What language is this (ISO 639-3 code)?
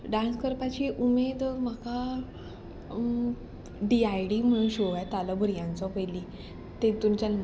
kok